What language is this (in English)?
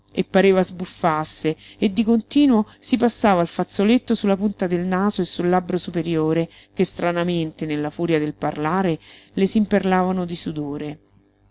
Italian